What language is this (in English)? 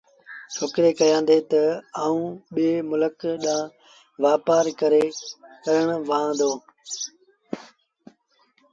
Sindhi Bhil